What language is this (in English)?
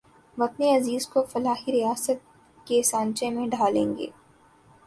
Urdu